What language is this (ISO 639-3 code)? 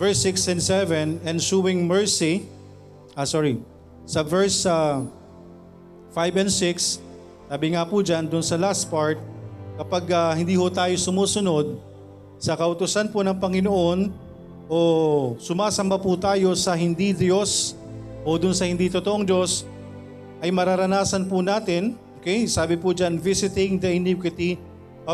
fil